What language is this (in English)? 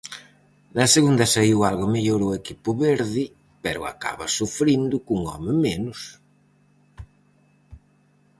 Galician